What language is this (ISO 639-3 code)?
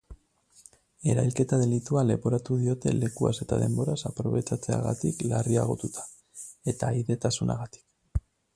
eus